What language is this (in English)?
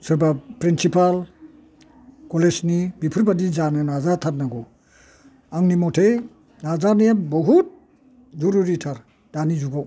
Bodo